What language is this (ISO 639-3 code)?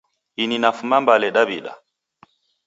dav